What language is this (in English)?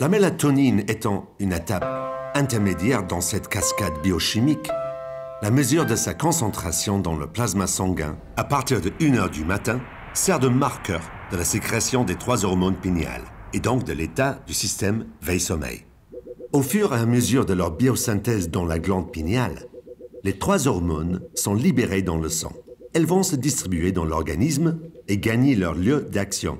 French